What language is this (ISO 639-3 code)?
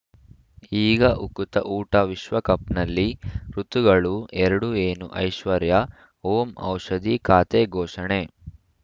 kan